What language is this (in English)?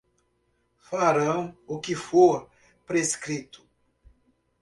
Portuguese